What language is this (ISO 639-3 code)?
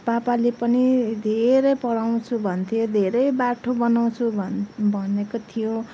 nep